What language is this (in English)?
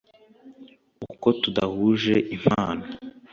Kinyarwanda